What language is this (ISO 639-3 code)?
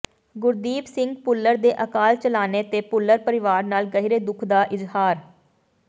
pan